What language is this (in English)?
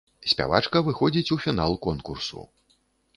Belarusian